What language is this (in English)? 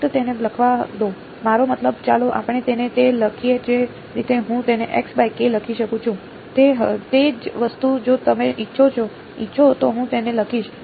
Gujarati